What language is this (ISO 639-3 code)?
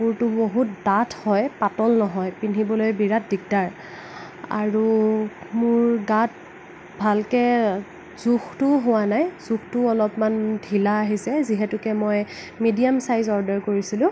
asm